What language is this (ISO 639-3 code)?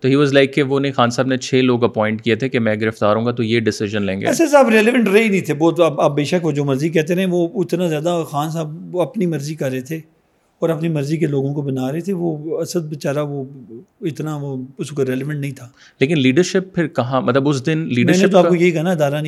urd